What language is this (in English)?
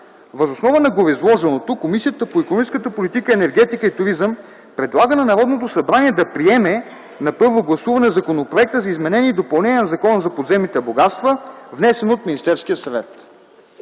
Bulgarian